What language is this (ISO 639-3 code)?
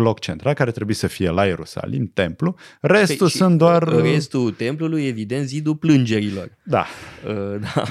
ron